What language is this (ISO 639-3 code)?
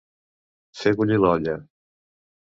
cat